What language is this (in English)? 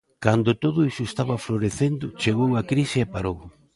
Galician